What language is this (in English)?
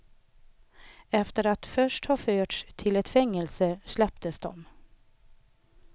Swedish